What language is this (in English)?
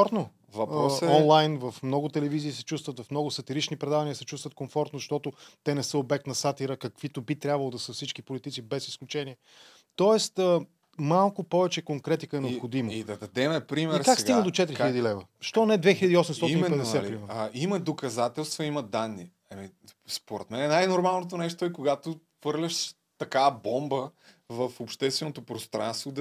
Bulgarian